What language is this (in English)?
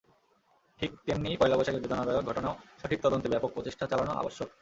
Bangla